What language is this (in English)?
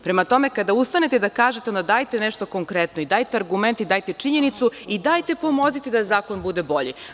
Serbian